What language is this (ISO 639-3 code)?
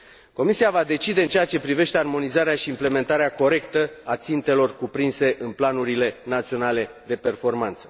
ron